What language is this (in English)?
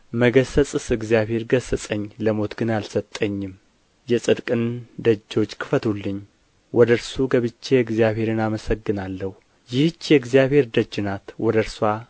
Amharic